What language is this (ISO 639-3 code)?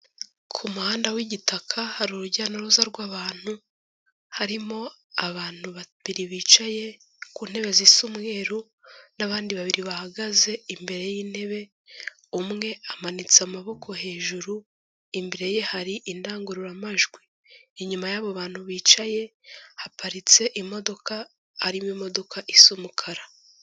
kin